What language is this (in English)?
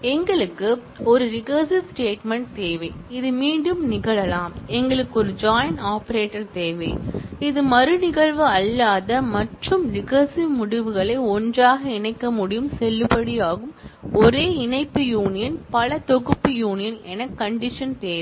Tamil